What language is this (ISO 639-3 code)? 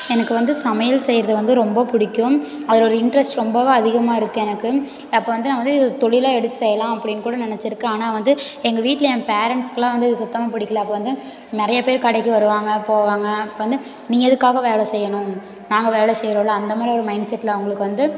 tam